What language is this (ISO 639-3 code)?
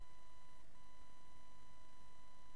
heb